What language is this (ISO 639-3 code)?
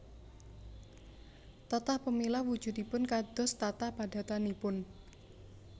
jav